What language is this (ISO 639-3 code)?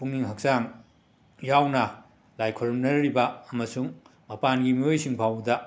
mni